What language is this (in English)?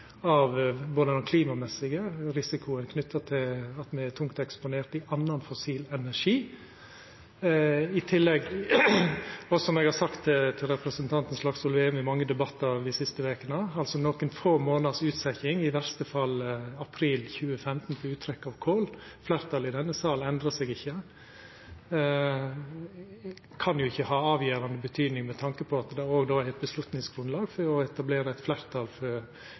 Norwegian Nynorsk